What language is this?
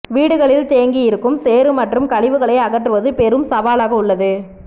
Tamil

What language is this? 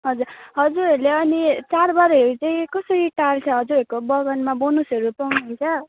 Nepali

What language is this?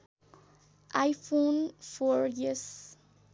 Nepali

